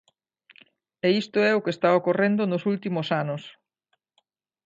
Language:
Galician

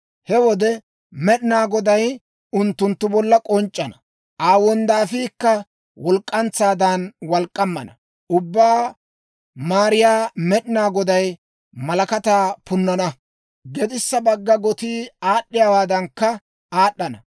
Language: Dawro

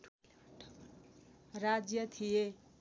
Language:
Nepali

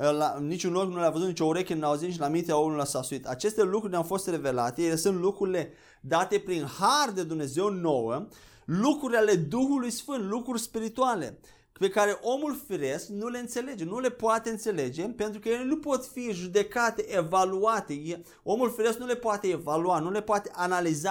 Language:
Romanian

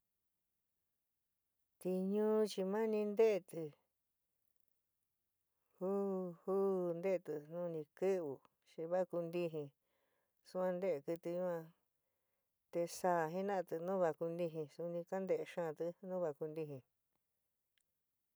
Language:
San Miguel El Grande Mixtec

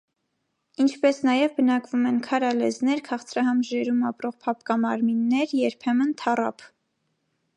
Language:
Armenian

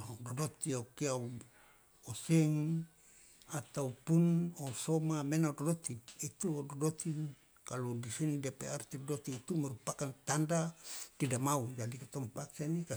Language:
Loloda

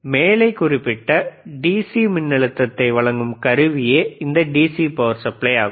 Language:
Tamil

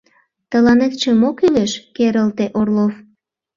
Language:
Mari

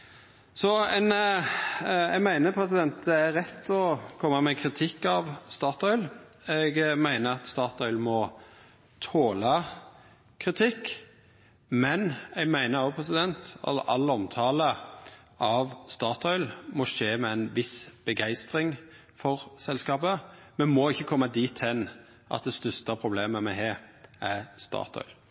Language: Norwegian Nynorsk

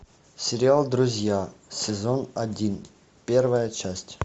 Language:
Russian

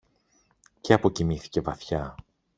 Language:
Greek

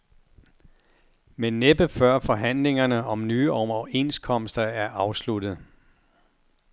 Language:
Danish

